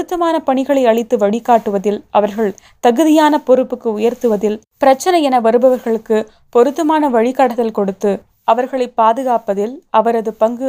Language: Tamil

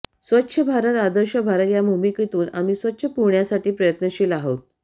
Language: Marathi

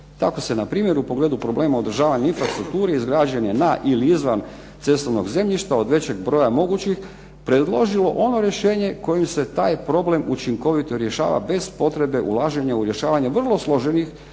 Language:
Croatian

